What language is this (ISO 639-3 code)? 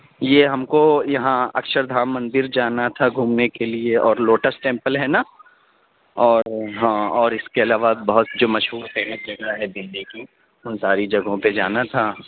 urd